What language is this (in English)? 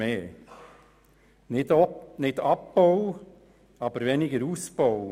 Swiss German